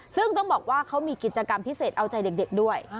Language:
Thai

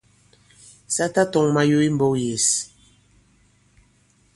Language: Bankon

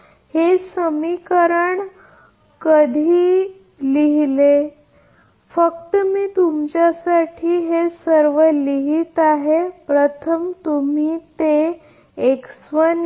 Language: Marathi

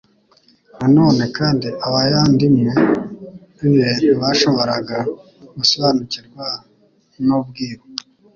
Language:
Kinyarwanda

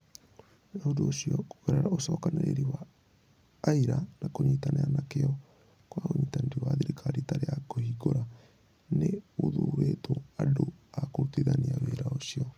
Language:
Kikuyu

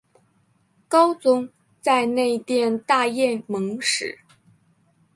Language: Chinese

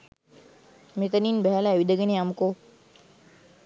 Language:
Sinhala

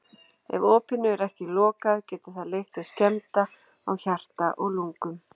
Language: Icelandic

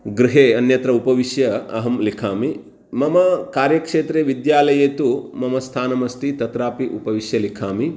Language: Sanskrit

